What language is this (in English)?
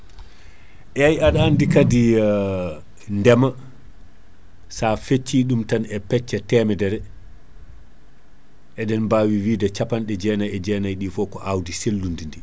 Fula